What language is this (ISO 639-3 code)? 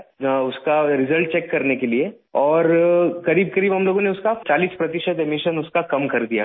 urd